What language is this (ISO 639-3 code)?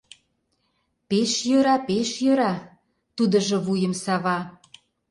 chm